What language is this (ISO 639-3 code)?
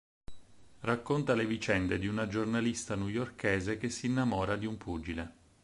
ita